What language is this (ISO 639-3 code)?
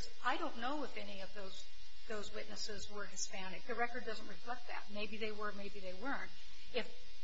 eng